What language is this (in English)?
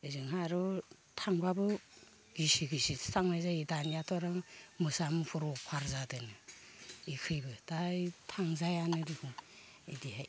Bodo